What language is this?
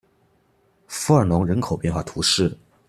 Chinese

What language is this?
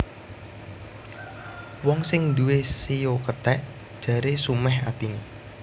Javanese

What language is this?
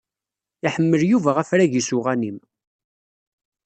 Kabyle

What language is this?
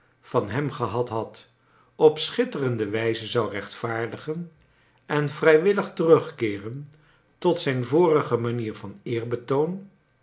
Dutch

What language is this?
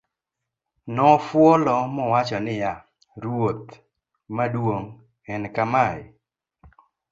Luo (Kenya and Tanzania)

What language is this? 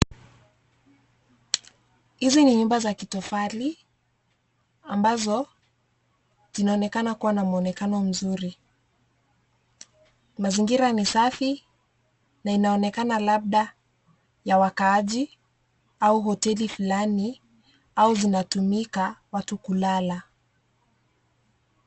Swahili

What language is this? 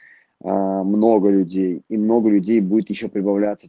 Russian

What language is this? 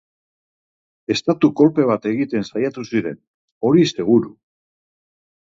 Basque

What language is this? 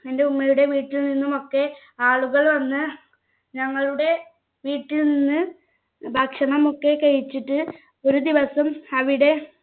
Malayalam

